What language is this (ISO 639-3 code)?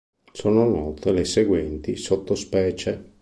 ita